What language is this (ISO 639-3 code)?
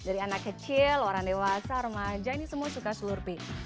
ind